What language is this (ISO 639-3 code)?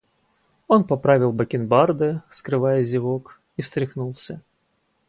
rus